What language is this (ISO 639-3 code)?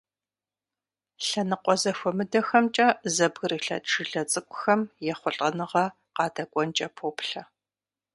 kbd